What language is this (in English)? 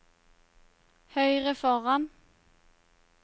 Norwegian